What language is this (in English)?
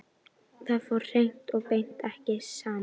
Icelandic